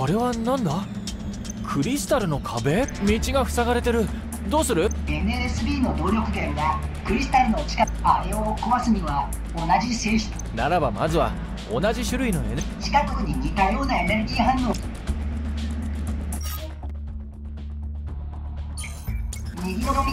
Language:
Japanese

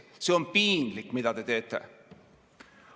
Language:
Estonian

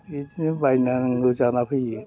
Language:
Bodo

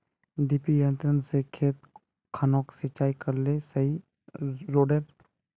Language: Magahi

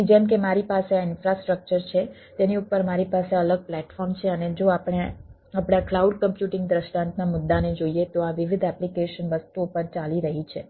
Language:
Gujarati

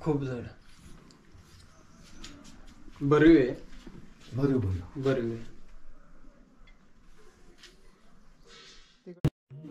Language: Romanian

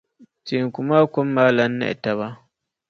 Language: Dagbani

